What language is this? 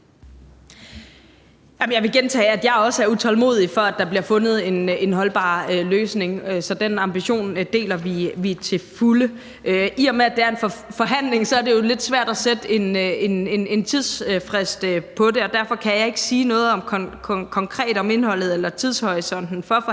Danish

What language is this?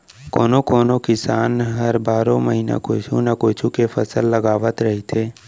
Chhattisgarhi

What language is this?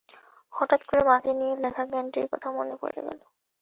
Bangla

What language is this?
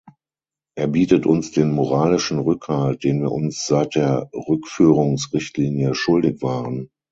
German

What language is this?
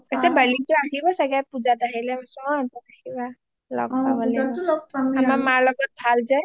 Assamese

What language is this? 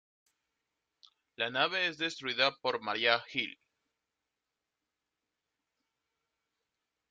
Spanish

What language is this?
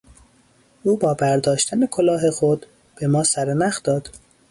Persian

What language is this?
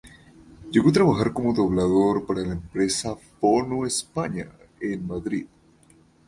Spanish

